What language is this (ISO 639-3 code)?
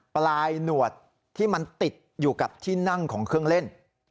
tha